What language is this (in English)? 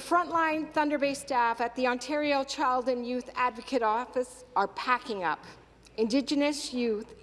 English